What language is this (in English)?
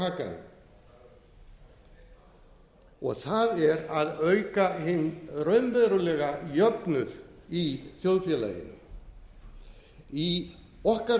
Icelandic